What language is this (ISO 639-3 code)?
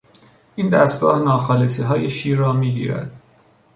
fas